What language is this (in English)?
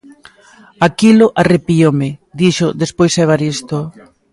Galician